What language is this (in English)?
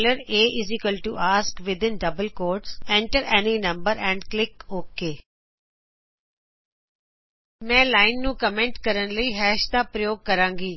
Punjabi